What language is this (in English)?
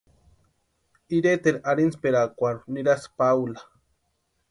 Western Highland Purepecha